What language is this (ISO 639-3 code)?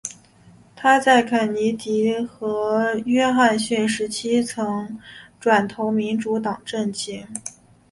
zho